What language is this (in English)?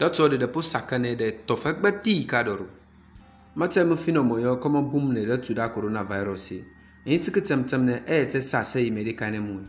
Romanian